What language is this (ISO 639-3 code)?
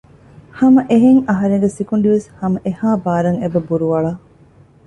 div